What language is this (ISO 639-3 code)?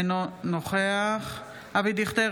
heb